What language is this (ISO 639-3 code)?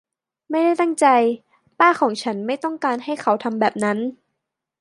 tha